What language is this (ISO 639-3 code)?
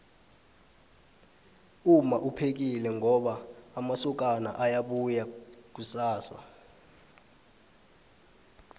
nbl